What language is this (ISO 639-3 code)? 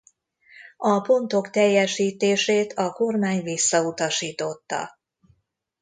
hun